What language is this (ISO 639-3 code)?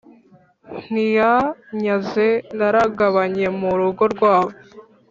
kin